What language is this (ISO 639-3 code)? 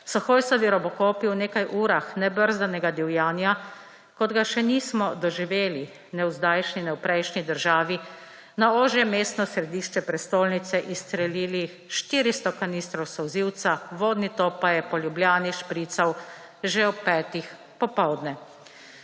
slv